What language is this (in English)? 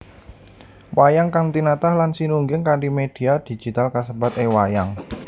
Javanese